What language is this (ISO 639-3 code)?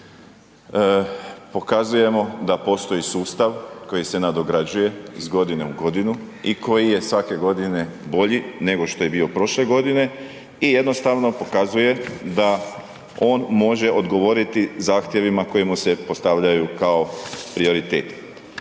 hrv